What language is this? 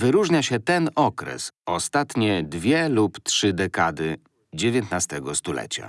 Polish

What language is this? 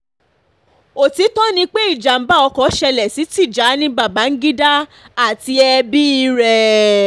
Yoruba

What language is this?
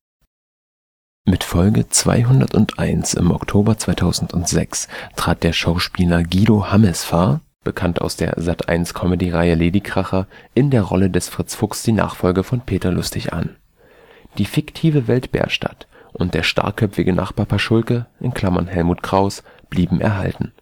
German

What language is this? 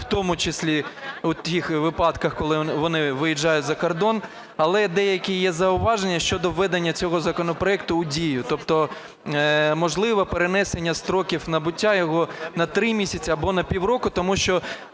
Ukrainian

